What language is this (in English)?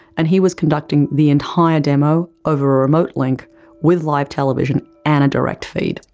English